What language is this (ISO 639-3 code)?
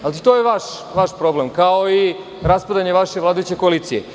srp